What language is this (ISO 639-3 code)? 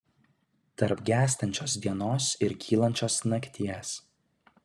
lit